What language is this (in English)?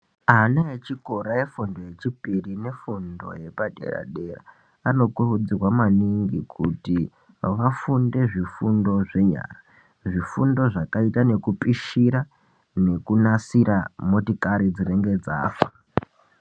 Ndau